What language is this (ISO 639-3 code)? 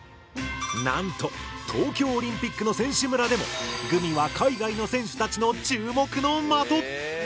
jpn